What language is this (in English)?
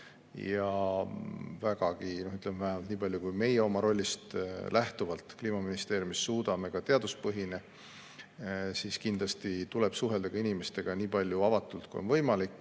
Estonian